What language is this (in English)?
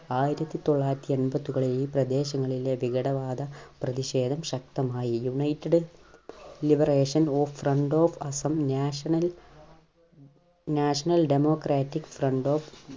Malayalam